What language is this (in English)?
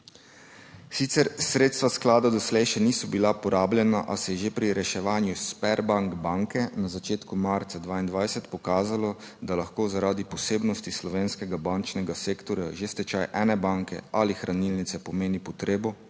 Slovenian